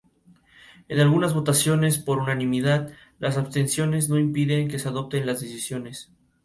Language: Spanish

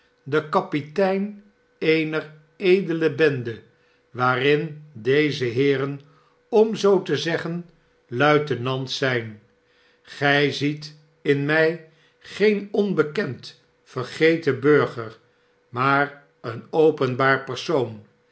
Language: Dutch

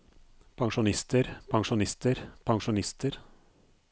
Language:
Norwegian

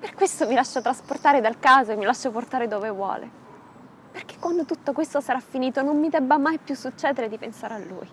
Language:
Italian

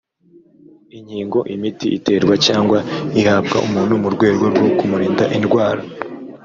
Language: Kinyarwanda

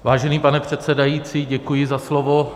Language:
Czech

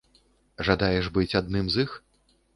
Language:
Belarusian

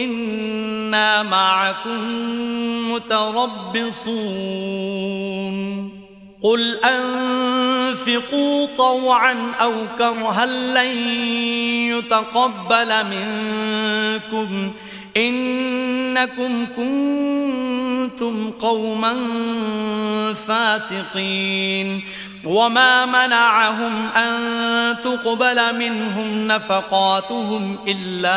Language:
Arabic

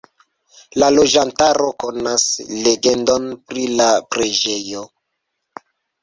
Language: Esperanto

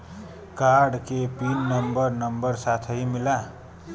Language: Bhojpuri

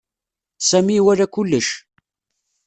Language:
Kabyle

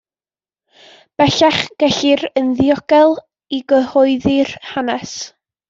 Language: Welsh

